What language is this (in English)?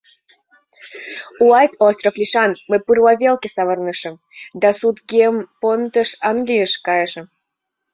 Mari